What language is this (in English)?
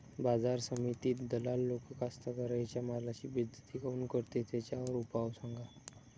Marathi